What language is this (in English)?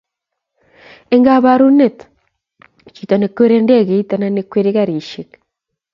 Kalenjin